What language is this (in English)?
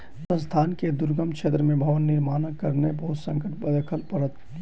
Maithili